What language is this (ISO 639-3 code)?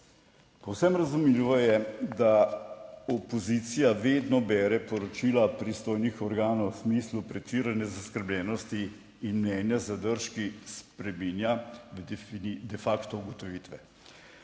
slv